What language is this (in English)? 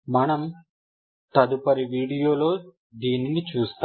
Telugu